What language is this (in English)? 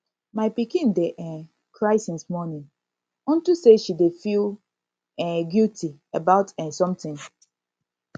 Nigerian Pidgin